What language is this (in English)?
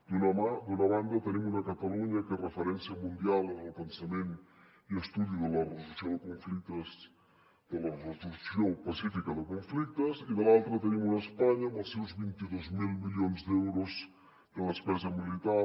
Catalan